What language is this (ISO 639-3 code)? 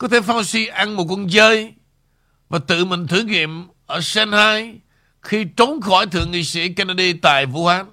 vie